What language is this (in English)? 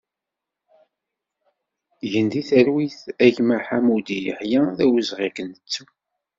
Kabyle